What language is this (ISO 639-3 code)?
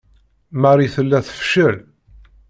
kab